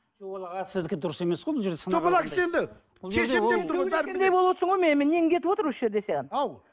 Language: Kazakh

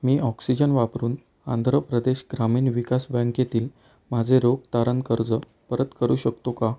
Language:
Marathi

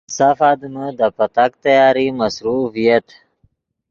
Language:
Yidgha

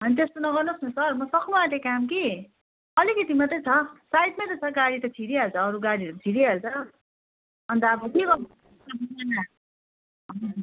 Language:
Nepali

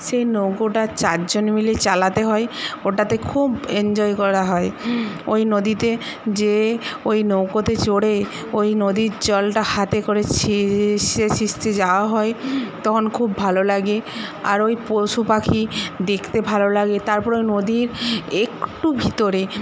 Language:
Bangla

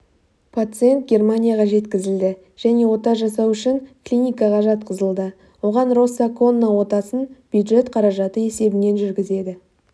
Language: Kazakh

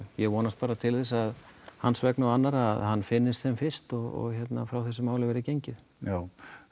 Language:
Icelandic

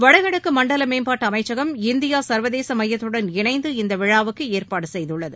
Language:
Tamil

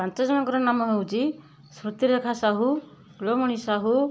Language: Odia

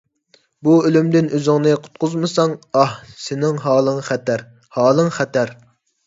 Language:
Uyghur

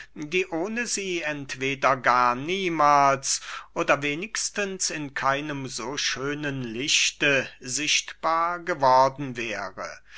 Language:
German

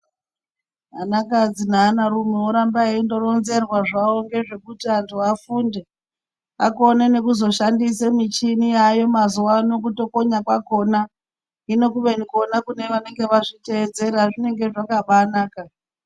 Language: Ndau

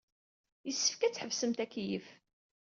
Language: Kabyle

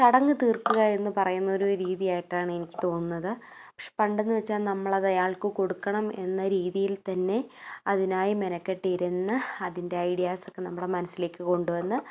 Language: Malayalam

